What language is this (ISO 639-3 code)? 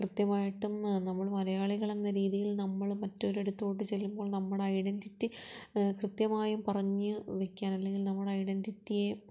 mal